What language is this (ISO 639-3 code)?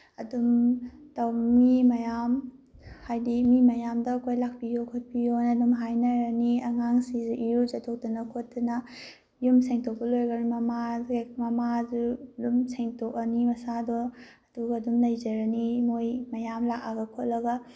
mni